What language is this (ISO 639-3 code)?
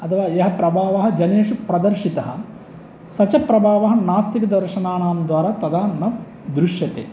san